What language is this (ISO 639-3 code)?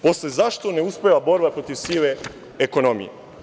srp